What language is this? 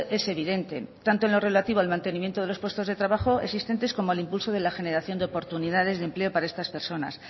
Spanish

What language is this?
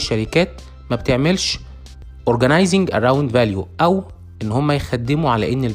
Arabic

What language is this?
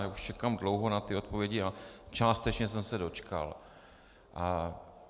Czech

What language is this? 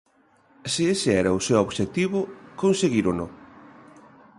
Galician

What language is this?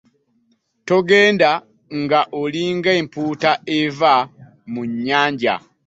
Ganda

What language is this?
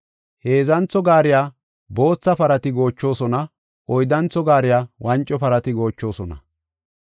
Gofa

